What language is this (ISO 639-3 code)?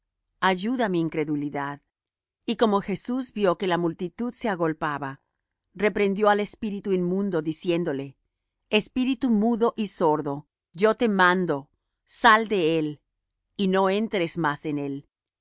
spa